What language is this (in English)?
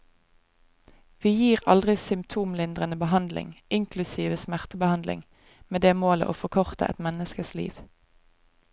Norwegian